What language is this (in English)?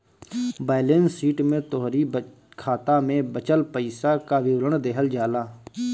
Bhojpuri